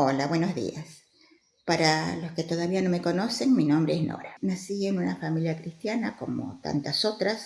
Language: Spanish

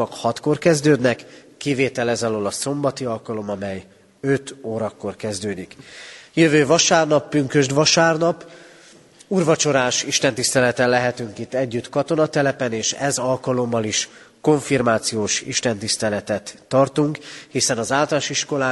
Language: Hungarian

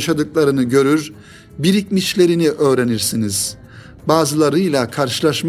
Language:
Turkish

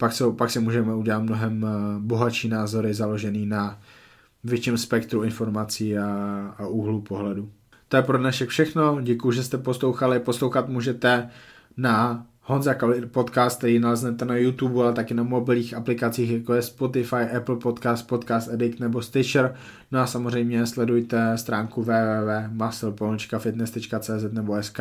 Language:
Czech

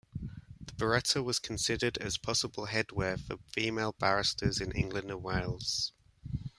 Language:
English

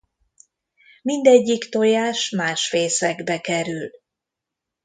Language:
Hungarian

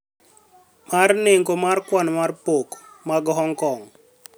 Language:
Luo (Kenya and Tanzania)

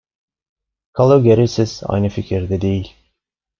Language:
Turkish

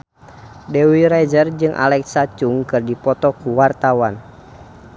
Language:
Sundanese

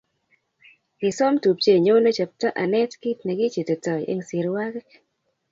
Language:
Kalenjin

